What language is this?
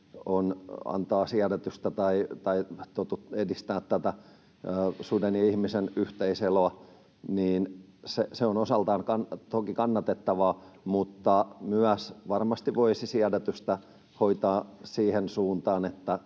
Finnish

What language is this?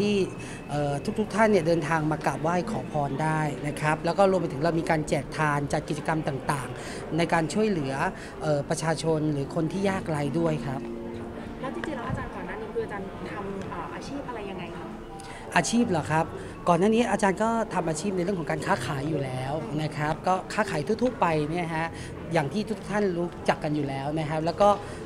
Thai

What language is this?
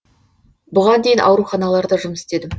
Kazakh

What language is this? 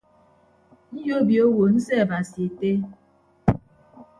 Ibibio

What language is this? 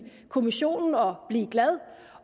Danish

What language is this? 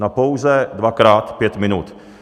Czech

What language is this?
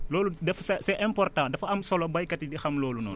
Wolof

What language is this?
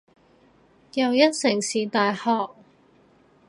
Cantonese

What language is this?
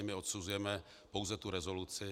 Czech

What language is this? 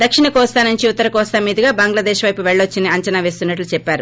Telugu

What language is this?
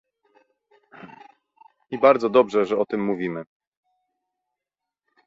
Polish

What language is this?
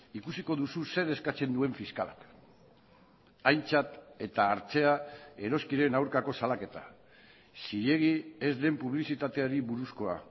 Basque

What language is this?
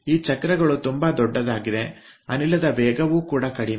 Kannada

